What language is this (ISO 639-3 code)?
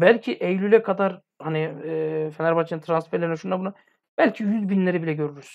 tur